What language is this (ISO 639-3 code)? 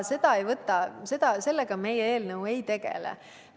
est